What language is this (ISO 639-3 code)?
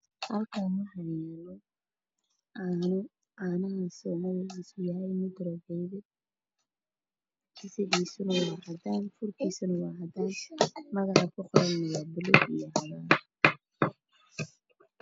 som